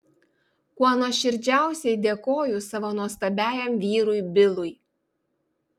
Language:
Lithuanian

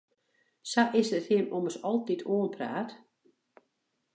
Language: Western Frisian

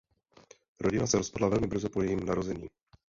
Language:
Czech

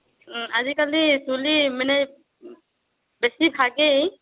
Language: Assamese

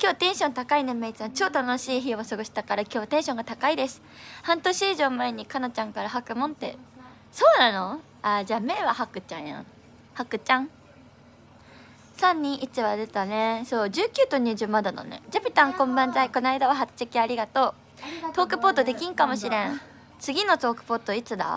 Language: Japanese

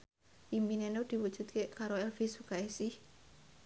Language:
Javanese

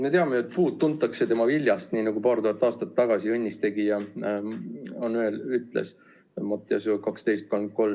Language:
Estonian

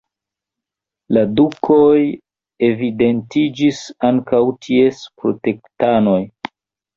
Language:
Esperanto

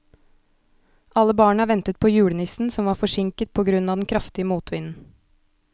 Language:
Norwegian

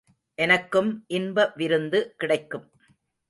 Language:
Tamil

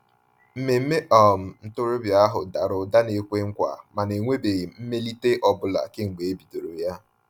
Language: Igbo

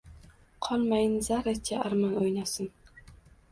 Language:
Uzbek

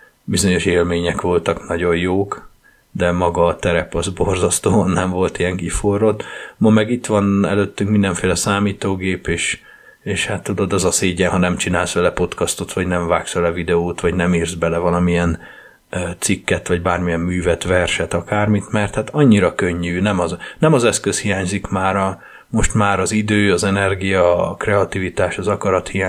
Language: Hungarian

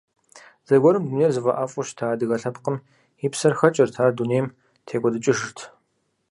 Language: Kabardian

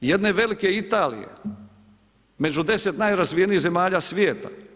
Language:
Croatian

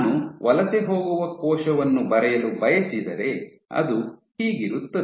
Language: Kannada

